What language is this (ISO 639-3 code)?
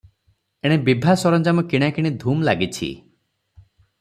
ori